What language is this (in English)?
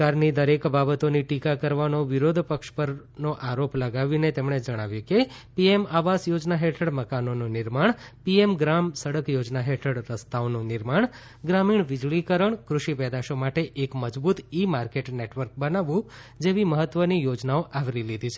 Gujarati